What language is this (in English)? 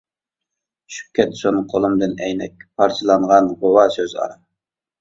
Uyghur